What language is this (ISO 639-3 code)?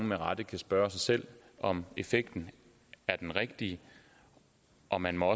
dan